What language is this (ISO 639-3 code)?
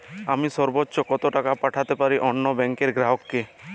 ben